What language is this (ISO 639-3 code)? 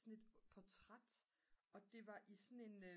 dan